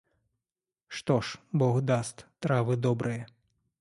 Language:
Russian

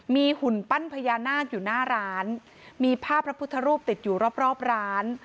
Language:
Thai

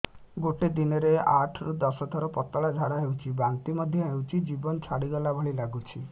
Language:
Odia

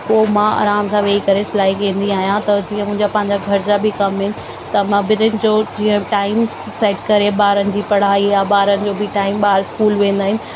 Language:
Sindhi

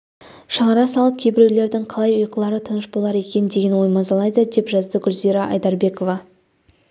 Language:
Kazakh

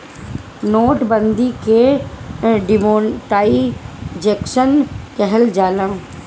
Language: Bhojpuri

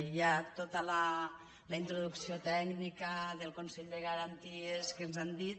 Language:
Catalan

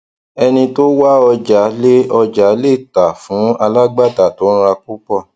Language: Yoruba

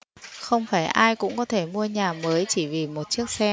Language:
Vietnamese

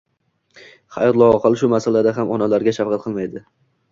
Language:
Uzbek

